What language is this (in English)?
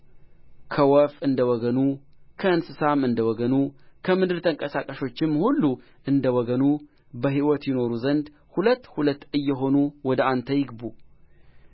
Amharic